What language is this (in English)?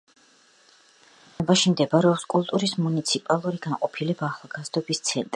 Georgian